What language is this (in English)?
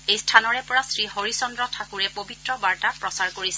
Assamese